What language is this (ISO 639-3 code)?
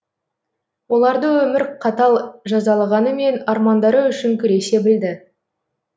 kaz